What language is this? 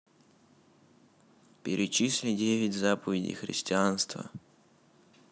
Russian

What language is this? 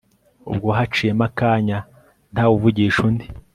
Kinyarwanda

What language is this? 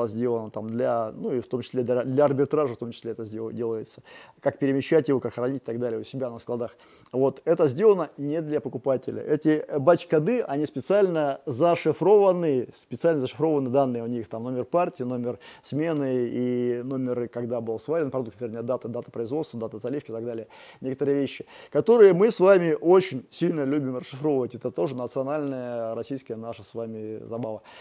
Russian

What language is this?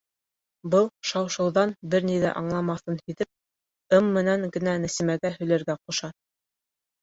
Bashkir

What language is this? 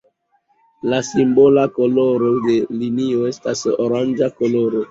Esperanto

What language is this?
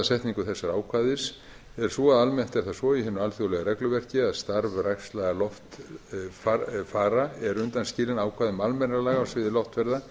Icelandic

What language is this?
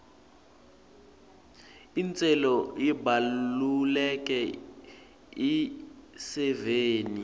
Swati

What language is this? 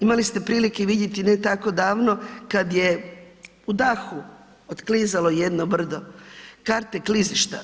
Croatian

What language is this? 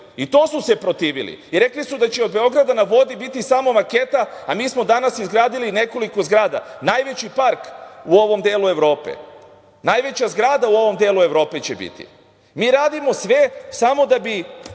Serbian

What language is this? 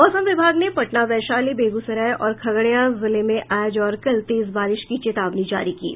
Hindi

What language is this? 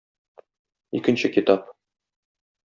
Tatar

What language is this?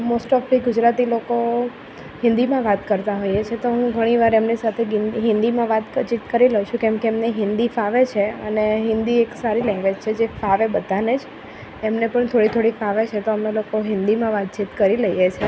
Gujarati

